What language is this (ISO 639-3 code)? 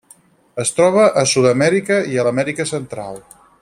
cat